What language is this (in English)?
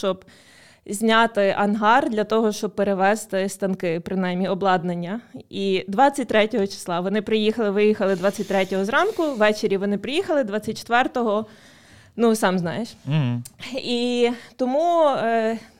Ukrainian